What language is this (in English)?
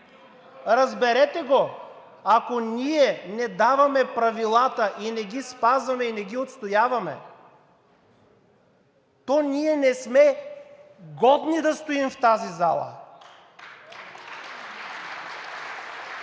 Bulgarian